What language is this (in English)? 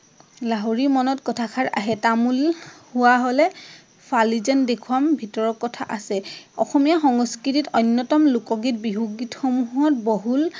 Assamese